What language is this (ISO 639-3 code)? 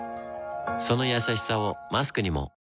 jpn